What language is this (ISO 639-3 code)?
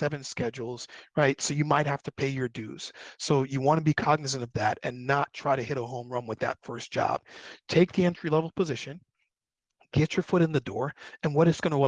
eng